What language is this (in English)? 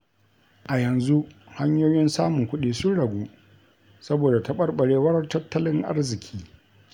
Hausa